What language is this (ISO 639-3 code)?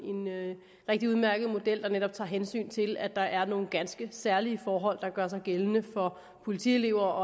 dan